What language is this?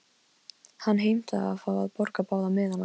Icelandic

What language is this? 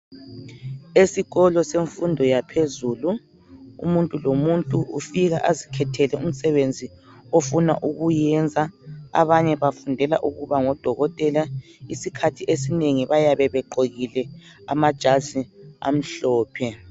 North Ndebele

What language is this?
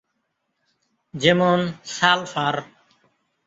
Bangla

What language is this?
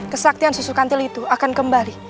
Indonesian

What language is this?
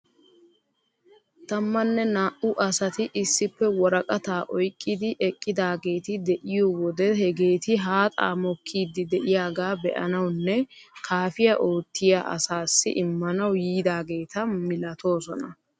Wolaytta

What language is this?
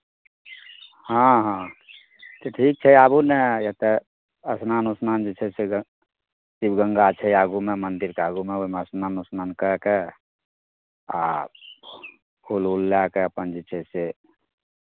Maithili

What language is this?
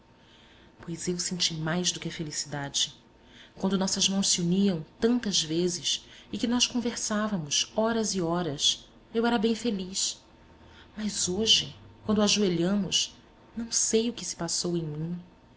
Portuguese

